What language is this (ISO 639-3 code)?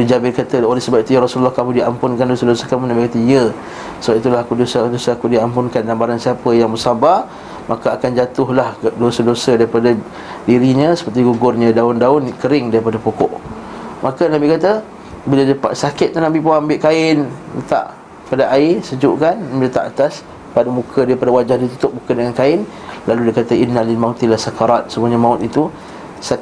msa